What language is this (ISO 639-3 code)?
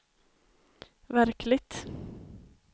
swe